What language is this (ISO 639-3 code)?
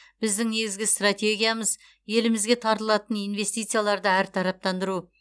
kaz